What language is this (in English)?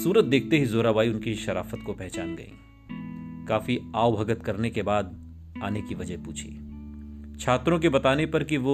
Hindi